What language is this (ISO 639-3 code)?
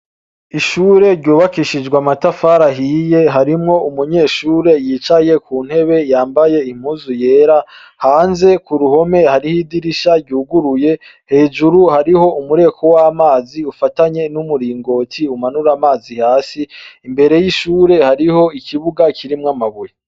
run